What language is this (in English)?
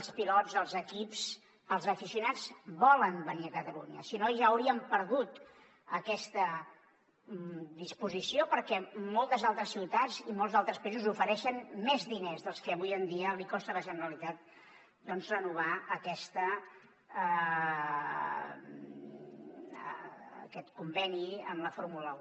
Catalan